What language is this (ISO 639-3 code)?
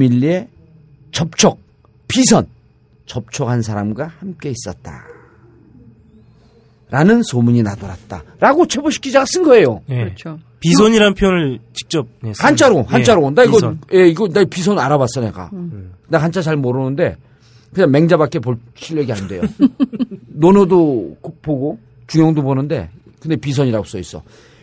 kor